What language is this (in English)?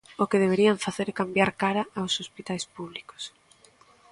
Galician